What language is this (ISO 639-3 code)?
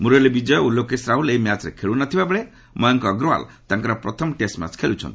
ori